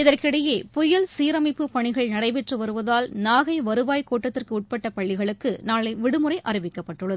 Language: Tamil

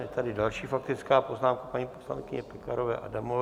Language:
Czech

